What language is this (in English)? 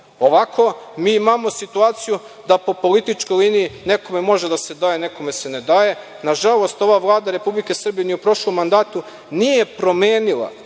Serbian